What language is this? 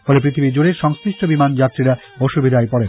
Bangla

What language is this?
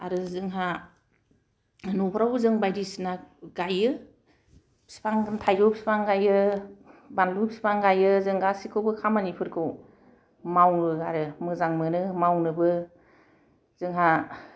Bodo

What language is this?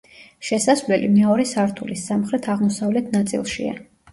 Georgian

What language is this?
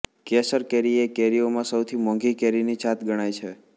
Gujarati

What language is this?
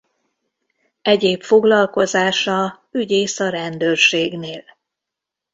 Hungarian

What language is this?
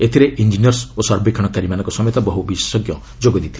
Odia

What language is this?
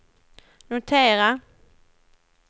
Swedish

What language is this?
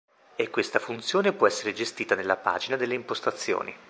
Italian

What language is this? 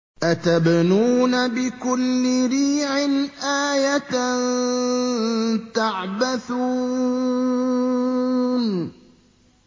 Arabic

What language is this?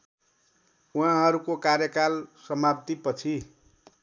Nepali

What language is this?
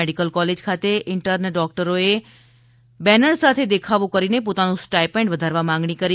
Gujarati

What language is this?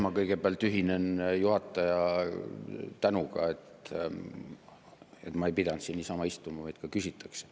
Estonian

